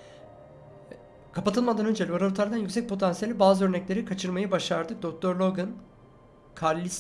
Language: Turkish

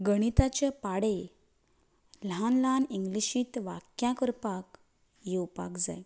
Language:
Konkani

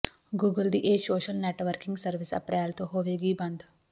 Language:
Punjabi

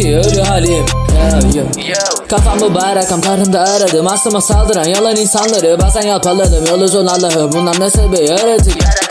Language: Turkish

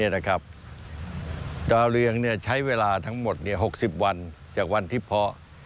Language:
Thai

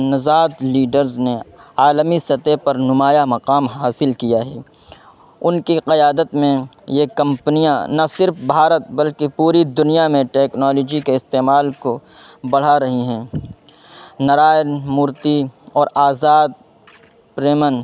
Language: Urdu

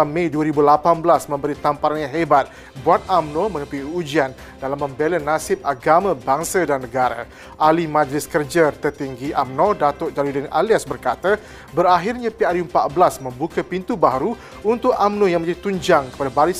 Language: Malay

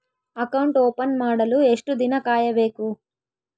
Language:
Kannada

